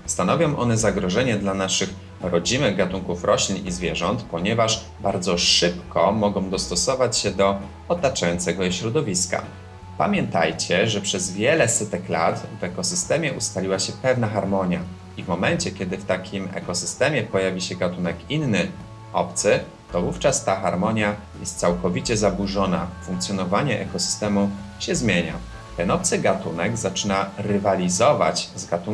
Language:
Polish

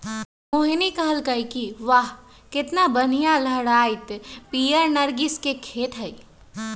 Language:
Magahi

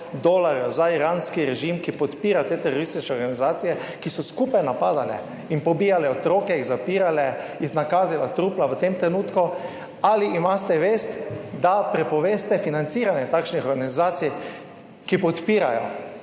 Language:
Slovenian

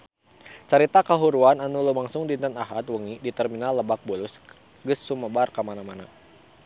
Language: Sundanese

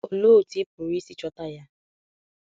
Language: Igbo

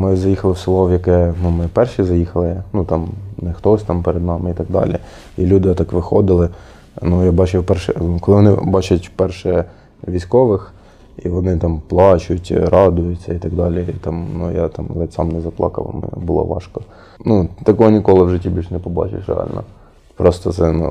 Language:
Ukrainian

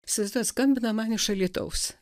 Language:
Lithuanian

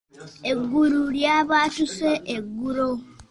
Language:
Ganda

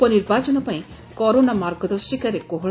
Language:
Odia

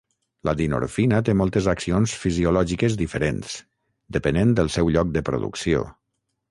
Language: Catalan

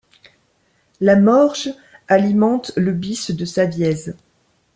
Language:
French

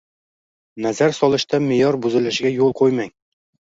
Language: Uzbek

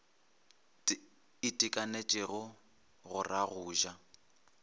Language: Northern Sotho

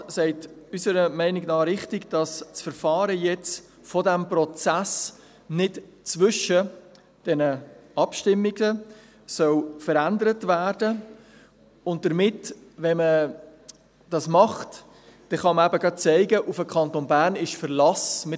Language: Swiss German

